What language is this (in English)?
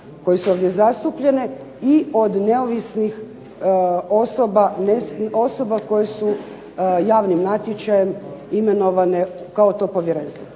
Croatian